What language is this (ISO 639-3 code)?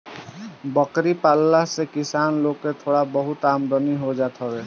bho